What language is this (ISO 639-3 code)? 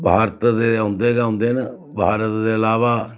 doi